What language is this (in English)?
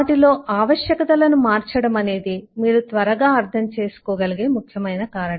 Telugu